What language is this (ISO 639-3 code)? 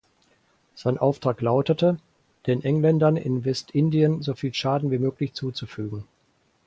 deu